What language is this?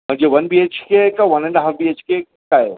Marathi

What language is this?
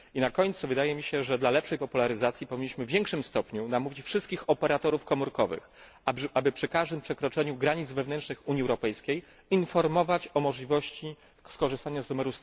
Polish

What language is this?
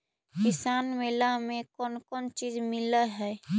Magahi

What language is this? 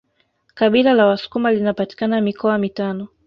Swahili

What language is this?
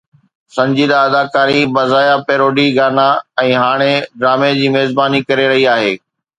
Sindhi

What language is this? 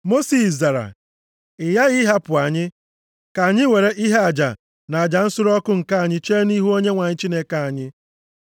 Igbo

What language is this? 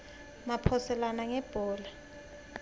Swati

